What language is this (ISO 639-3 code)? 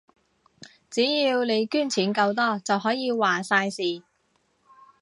yue